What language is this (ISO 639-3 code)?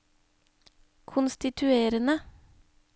nor